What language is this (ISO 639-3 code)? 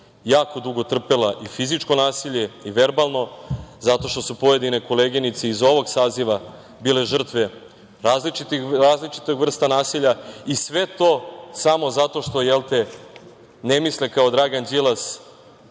srp